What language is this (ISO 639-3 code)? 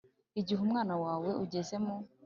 kin